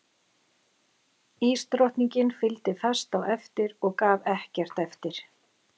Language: Icelandic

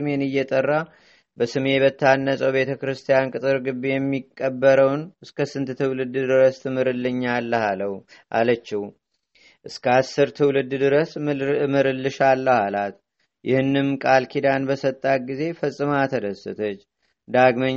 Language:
Amharic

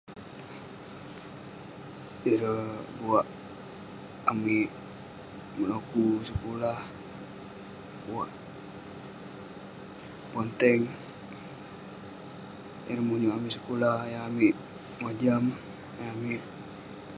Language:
Western Penan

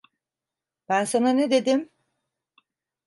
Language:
Turkish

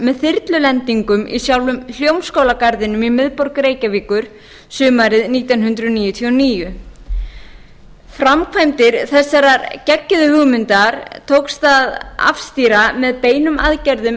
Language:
Icelandic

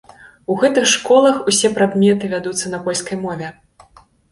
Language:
Belarusian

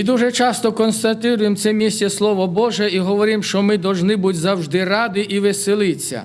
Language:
Ukrainian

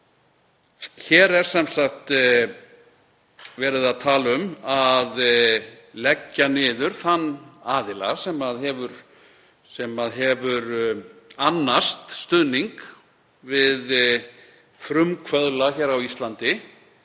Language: Icelandic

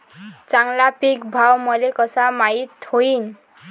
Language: Marathi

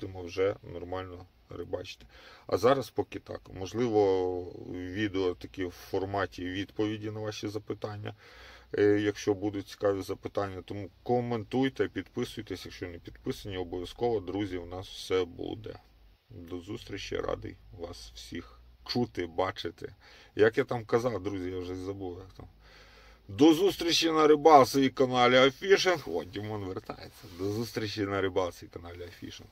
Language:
Ukrainian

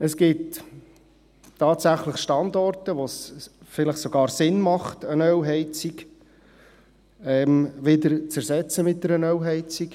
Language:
Swiss German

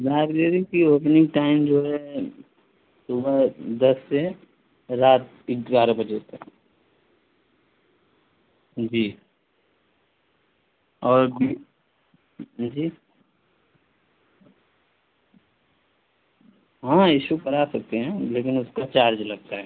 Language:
Urdu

